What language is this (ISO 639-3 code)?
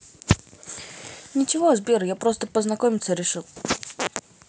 rus